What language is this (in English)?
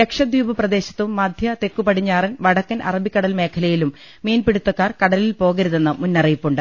Malayalam